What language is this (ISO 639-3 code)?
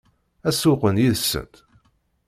kab